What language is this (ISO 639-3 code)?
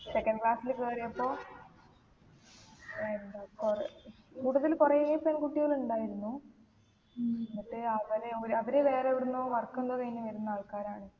mal